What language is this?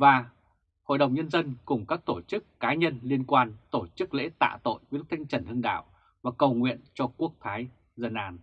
Vietnamese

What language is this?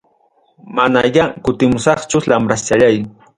Ayacucho Quechua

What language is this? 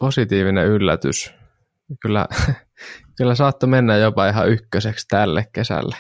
Finnish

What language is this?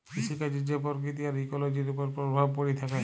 Bangla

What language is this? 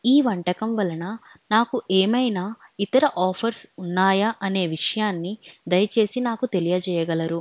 Telugu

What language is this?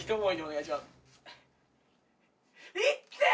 Japanese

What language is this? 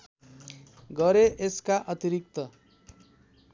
Nepali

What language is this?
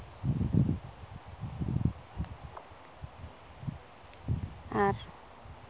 Santali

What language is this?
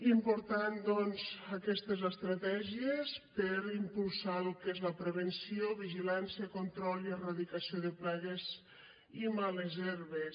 Catalan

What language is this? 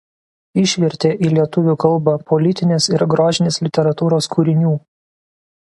Lithuanian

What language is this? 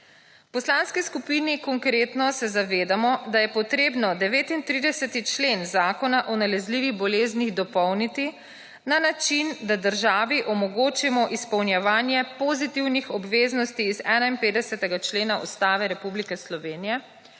Slovenian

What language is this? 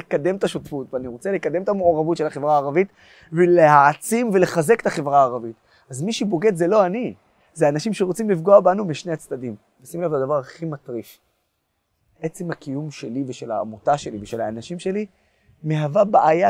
Hebrew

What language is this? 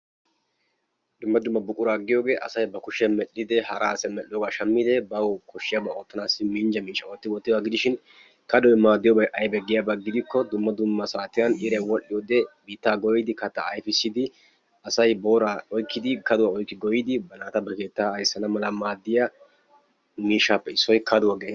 Wolaytta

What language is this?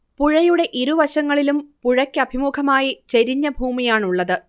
Malayalam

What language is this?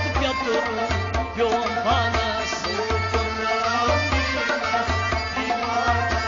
Turkish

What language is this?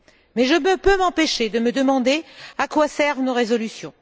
French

